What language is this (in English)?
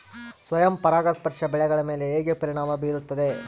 Kannada